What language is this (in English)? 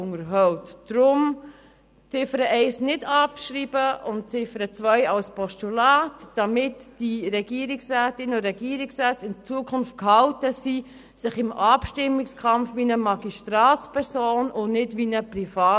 Swiss German